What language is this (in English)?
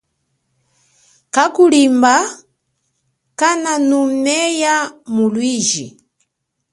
Chokwe